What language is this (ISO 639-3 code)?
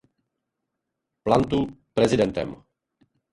ces